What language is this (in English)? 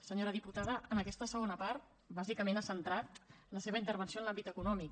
Catalan